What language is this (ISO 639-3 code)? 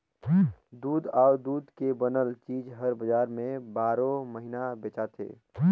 hne